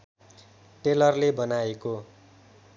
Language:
Nepali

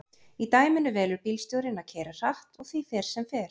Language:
Icelandic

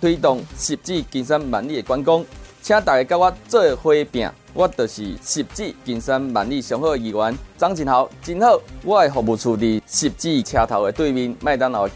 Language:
Chinese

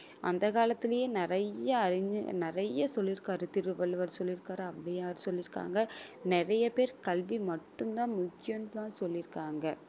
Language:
Tamil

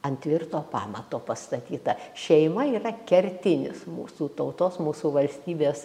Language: Lithuanian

